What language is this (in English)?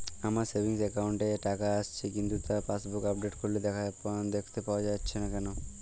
Bangla